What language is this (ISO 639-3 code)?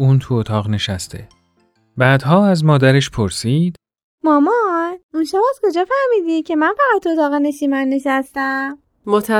fas